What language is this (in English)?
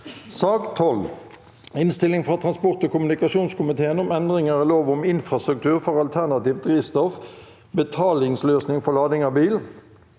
Norwegian